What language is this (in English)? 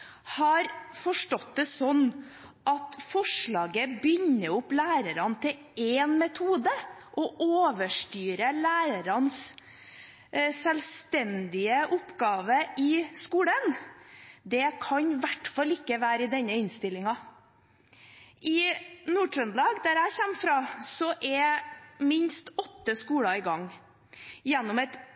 Norwegian Bokmål